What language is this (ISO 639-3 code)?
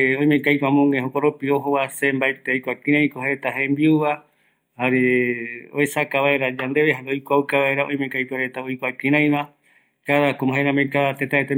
gui